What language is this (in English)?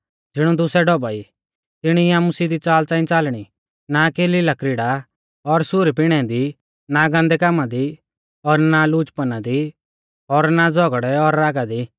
Mahasu Pahari